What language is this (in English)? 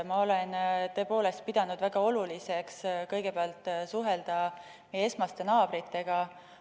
Estonian